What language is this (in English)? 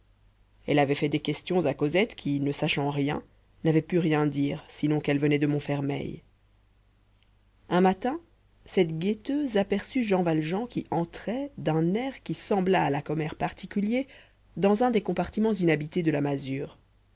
French